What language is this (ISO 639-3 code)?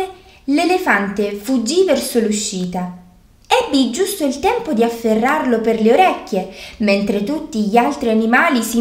ita